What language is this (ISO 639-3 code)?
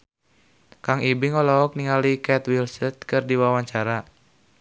sun